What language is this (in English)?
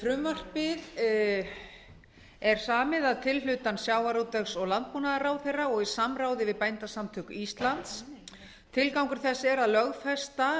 Icelandic